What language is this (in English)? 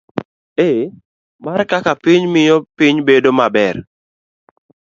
Luo (Kenya and Tanzania)